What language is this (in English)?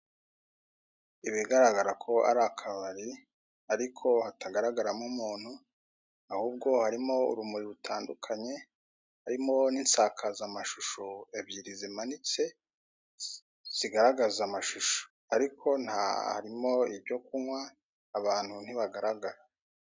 Kinyarwanda